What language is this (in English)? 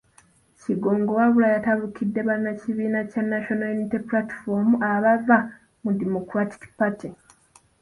Ganda